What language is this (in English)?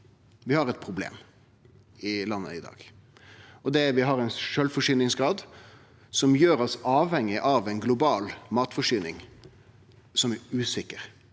Norwegian